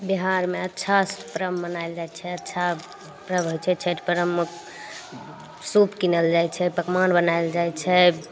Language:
Maithili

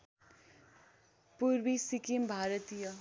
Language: Nepali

